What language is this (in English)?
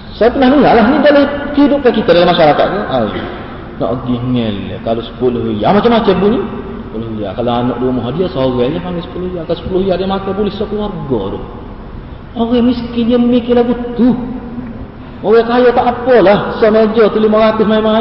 Malay